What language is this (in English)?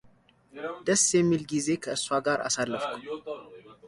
Amharic